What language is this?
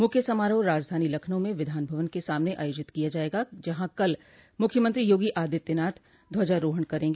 Hindi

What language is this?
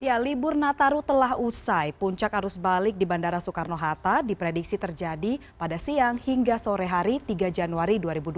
Indonesian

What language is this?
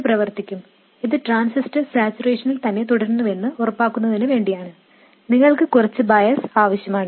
Malayalam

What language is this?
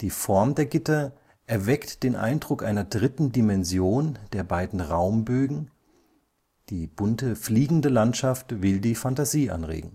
German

